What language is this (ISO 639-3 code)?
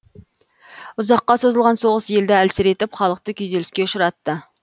kaz